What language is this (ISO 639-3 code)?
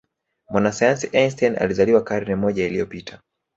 swa